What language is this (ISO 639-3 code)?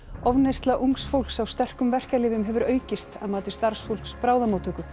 isl